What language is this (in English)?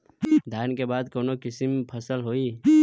Bhojpuri